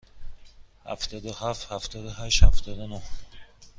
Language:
Persian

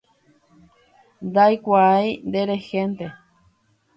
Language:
Guarani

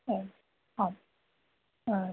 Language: Sanskrit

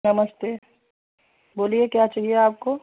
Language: Hindi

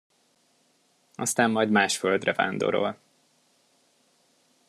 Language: Hungarian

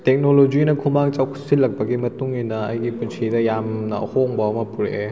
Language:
Manipuri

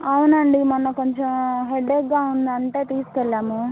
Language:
Telugu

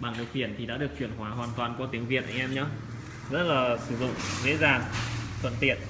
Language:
Vietnamese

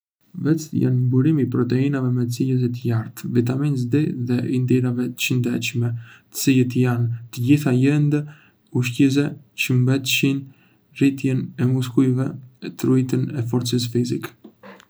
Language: Arbëreshë Albanian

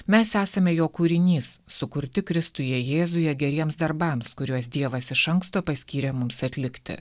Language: Lithuanian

